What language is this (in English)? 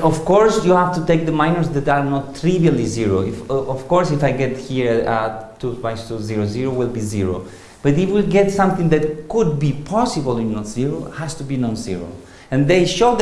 English